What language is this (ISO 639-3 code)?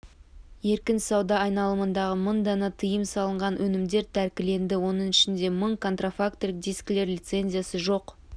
kaz